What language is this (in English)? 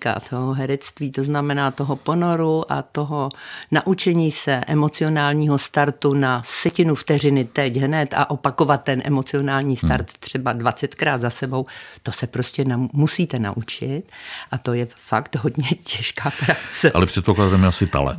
Czech